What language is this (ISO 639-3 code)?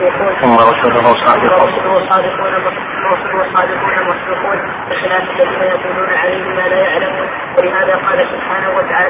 ara